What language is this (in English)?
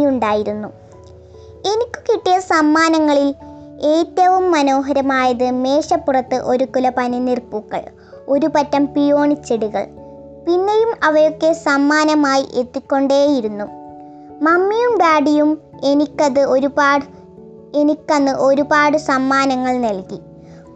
Malayalam